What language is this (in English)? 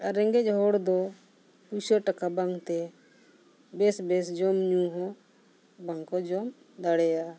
Santali